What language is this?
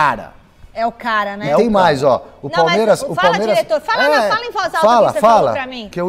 Portuguese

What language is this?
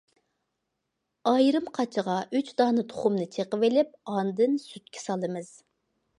Uyghur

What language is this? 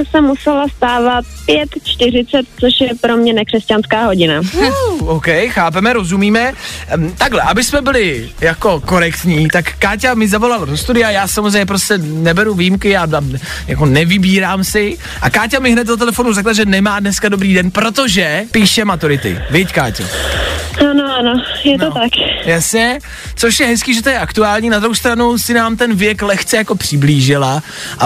Czech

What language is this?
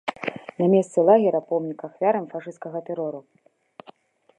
Belarusian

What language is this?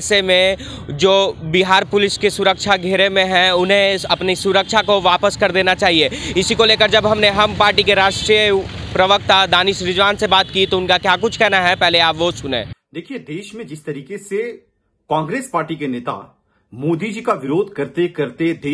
Hindi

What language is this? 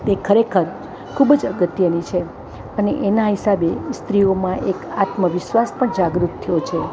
Gujarati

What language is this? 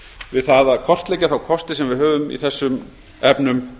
Icelandic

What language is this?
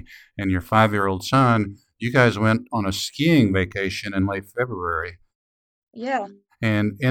English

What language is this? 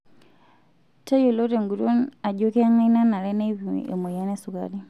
Masai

